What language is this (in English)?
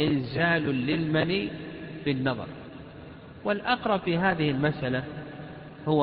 Arabic